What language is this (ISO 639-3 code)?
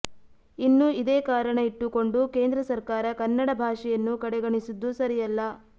kan